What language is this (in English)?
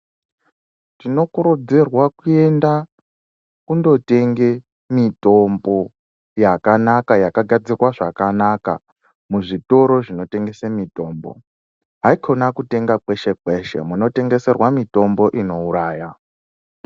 Ndau